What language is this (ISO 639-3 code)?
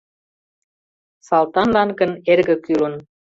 chm